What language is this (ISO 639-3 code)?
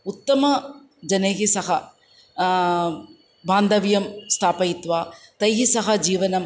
san